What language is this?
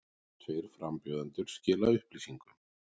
Icelandic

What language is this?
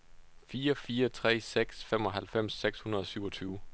Danish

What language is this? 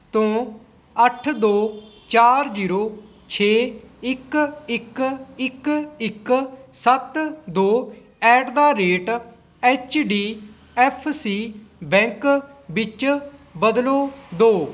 Punjabi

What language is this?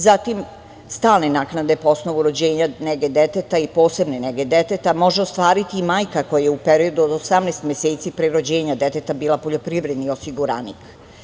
Serbian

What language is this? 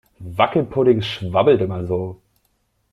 German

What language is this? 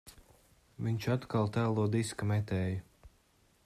Latvian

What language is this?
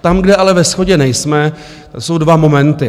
Czech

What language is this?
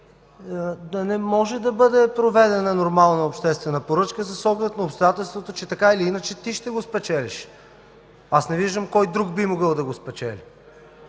Bulgarian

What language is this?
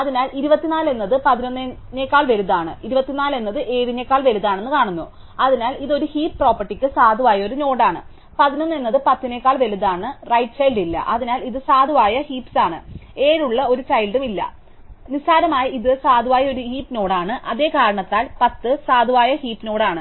Malayalam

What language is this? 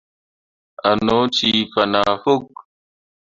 Mundang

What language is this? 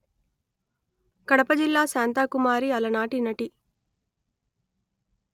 Telugu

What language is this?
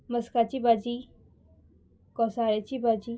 Konkani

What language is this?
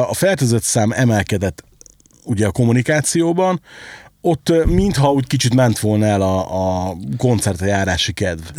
Hungarian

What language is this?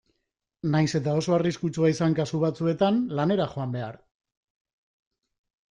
Basque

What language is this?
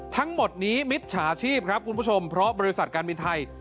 Thai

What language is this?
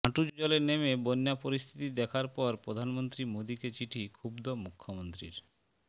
Bangla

